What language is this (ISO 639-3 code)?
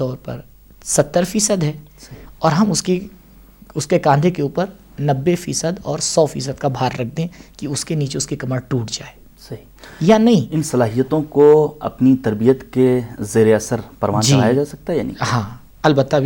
urd